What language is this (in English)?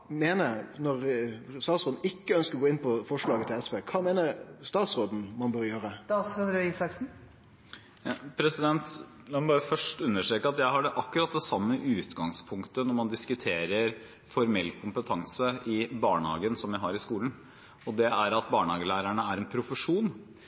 Norwegian